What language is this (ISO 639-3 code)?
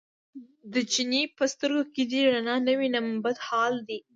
pus